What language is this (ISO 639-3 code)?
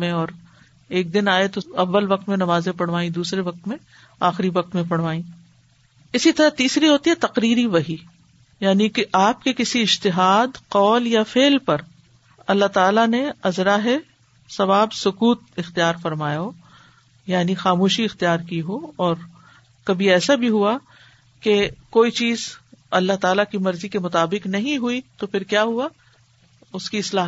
urd